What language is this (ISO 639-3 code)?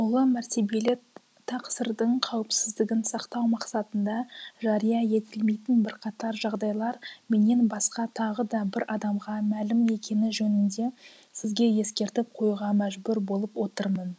kaz